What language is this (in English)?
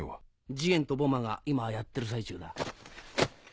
Japanese